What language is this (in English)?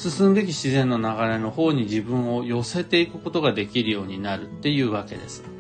Japanese